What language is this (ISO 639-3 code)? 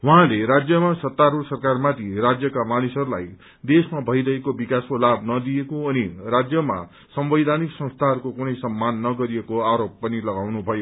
nep